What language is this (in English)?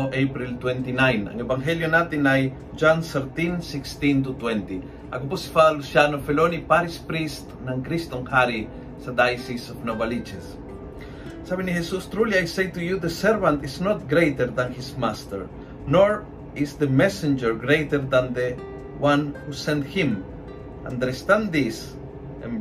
Filipino